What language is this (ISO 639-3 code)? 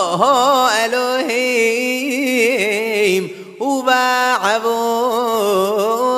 ara